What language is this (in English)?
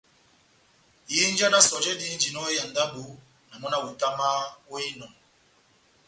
Batanga